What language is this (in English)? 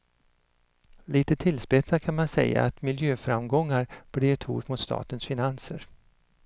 Swedish